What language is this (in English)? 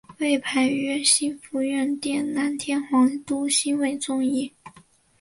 Chinese